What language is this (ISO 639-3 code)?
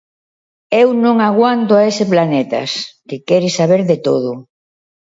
glg